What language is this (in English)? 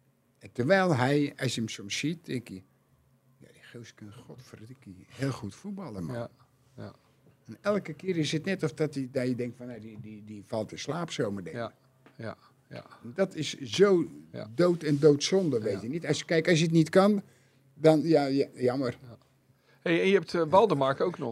Dutch